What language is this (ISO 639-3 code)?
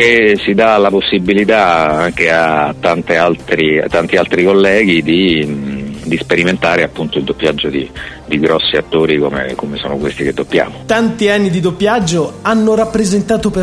ita